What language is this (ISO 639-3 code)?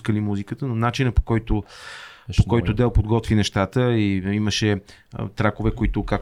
bul